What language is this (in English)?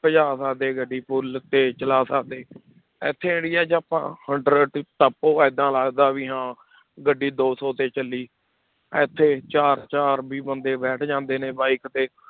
Punjabi